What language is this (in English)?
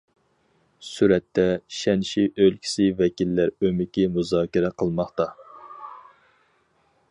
Uyghur